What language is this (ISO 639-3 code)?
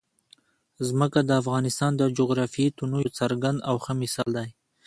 pus